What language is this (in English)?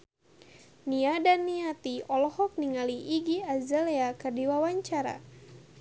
Sundanese